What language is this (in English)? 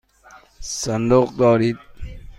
Persian